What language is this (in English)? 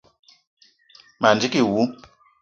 Eton (Cameroon)